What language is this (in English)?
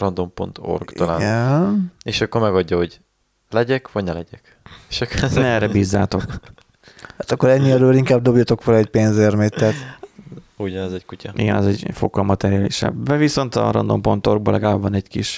Hungarian